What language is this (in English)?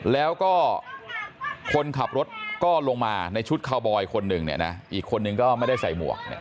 Thai